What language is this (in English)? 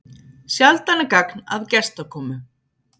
Icelandic